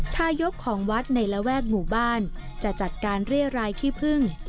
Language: Thai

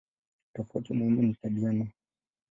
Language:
Swahili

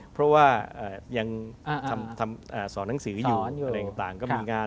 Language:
Thai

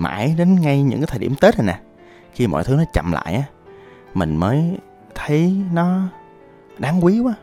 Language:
Vietnamese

